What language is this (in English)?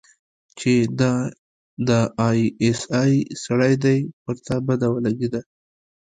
Pashto